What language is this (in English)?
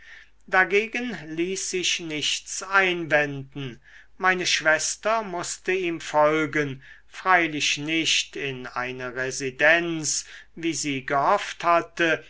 German